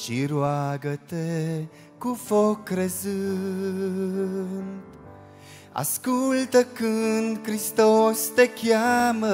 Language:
Romanian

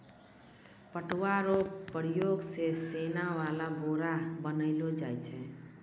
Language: Maithili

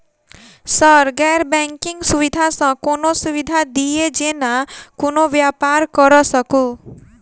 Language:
Maithili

